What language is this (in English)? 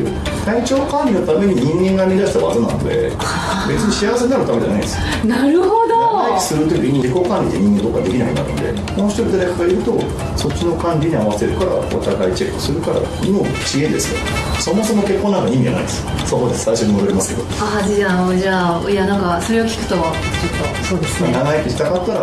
Japanese